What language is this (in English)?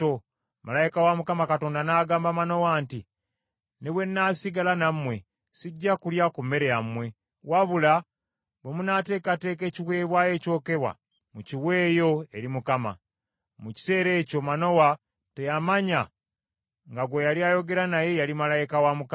Ganda